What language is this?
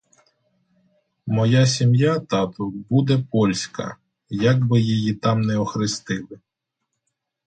Ukrainian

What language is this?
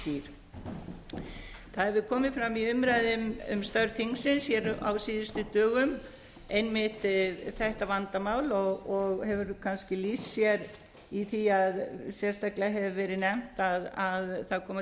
Icelandic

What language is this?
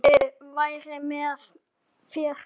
Icelandic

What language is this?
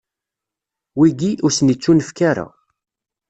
Kabyle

